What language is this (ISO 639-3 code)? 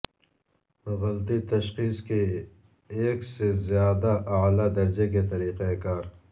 urd